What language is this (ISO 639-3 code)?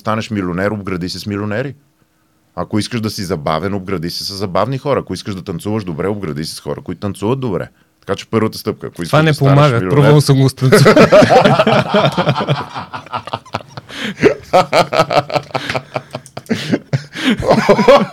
bul